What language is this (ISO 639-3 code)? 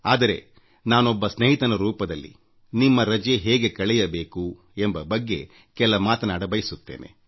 kan